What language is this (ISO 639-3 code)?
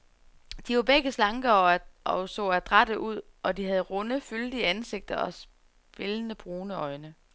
dan